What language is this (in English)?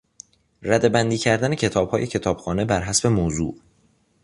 Persian